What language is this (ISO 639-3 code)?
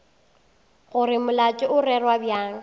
nso